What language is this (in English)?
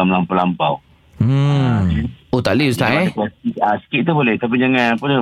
Malay